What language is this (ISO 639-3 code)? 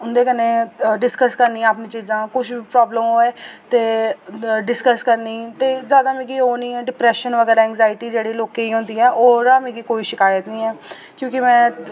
doi